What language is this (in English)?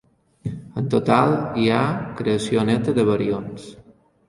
Catalan